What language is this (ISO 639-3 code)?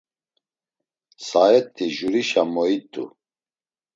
lzz